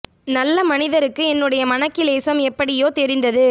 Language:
Tamil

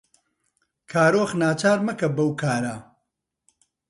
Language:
Central Kurdish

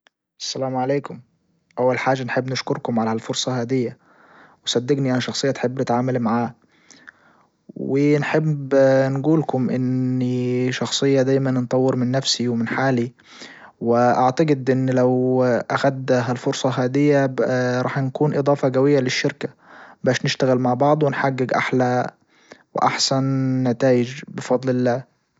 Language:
Libyan Arabic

